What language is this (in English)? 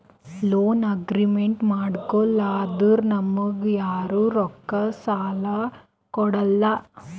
Kannada